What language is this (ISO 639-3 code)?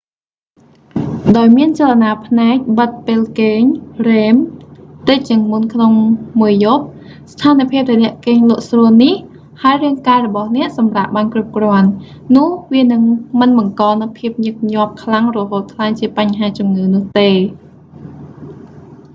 khm